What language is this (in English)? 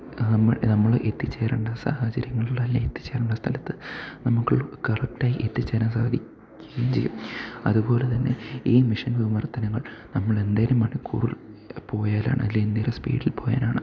Malayalam